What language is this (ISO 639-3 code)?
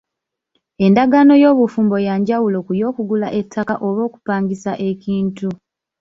lug